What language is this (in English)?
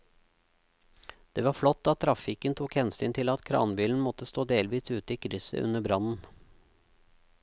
Norwegian